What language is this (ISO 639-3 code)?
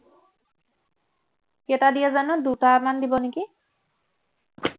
asm